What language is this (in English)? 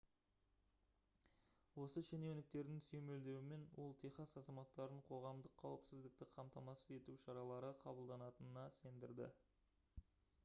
Kazakh